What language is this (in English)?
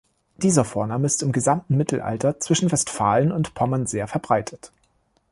German